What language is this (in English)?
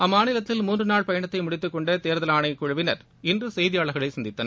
Tamil